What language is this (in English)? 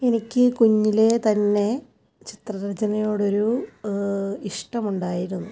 Malayalam